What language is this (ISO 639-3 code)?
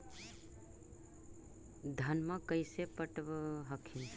mag